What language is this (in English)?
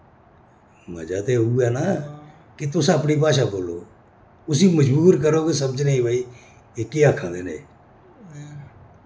Dogri